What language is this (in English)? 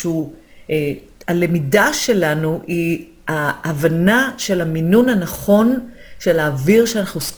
Hebrew